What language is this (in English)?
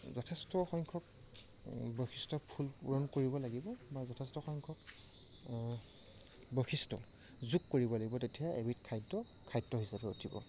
Assamese